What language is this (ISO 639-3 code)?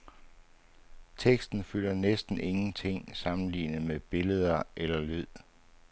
dan